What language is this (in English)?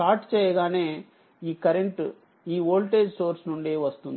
Telugu